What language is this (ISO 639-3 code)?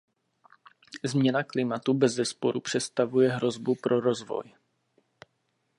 ces